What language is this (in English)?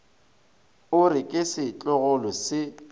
Northern Sotho